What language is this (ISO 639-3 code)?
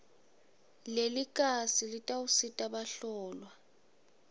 ssw